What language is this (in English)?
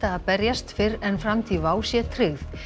Icelandic